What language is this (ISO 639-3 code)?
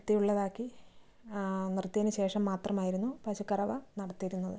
mal